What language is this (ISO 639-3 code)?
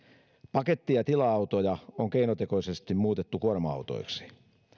fin